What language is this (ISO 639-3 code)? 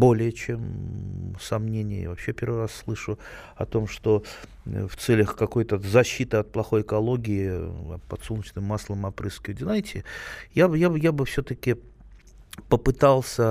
rus